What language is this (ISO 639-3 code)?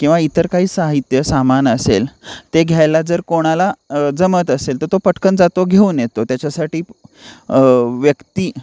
mar